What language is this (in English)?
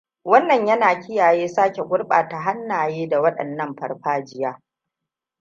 Hausa